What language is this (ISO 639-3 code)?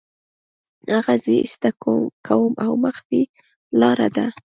pus